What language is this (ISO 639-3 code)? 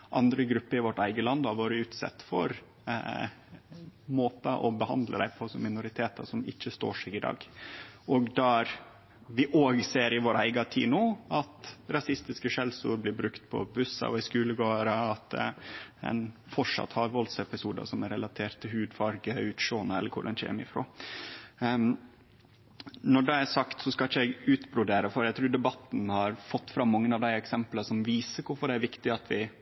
nno